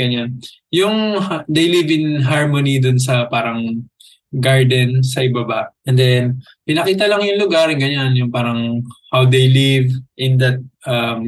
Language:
Filipino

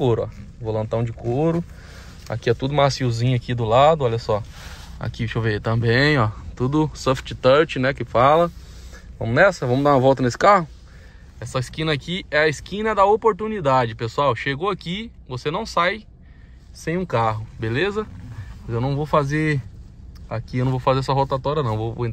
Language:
Portuguese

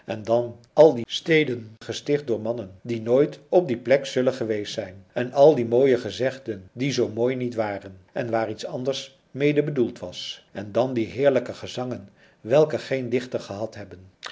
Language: Dutch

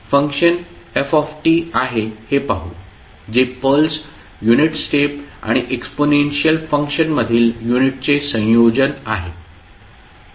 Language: Marathi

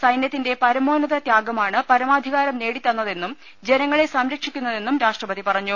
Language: Malayalam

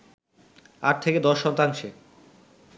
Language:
Bangla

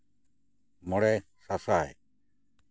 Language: Santali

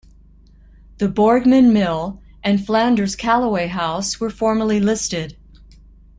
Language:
English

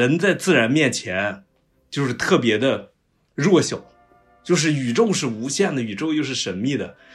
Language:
Chinese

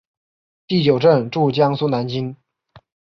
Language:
Chinese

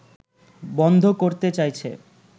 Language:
Bangla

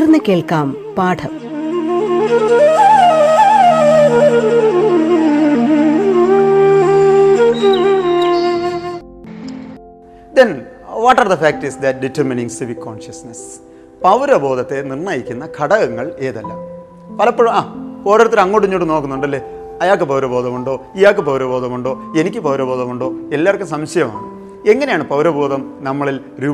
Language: Malayalam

